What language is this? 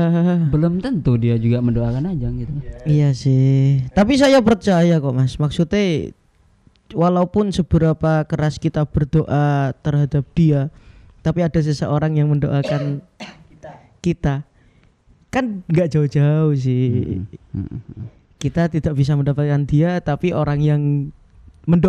Indonesian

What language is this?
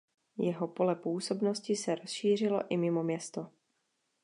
Czech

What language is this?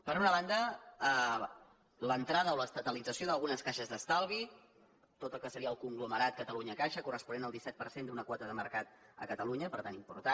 Catalan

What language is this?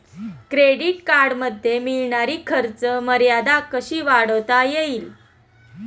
Marathi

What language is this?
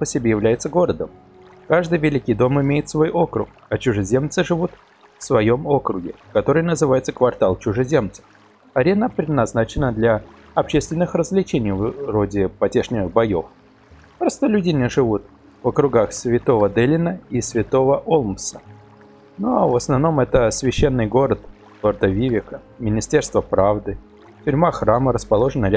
Russian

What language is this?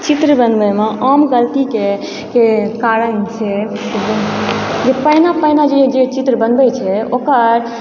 Maithili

